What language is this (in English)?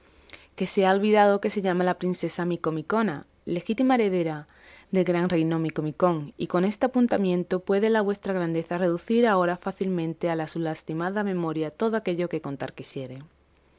Spanish